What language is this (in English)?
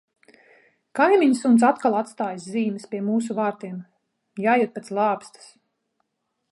Latvian